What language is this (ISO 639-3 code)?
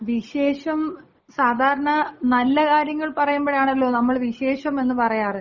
mal